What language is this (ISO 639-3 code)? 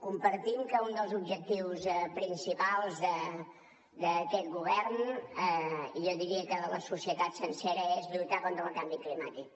cat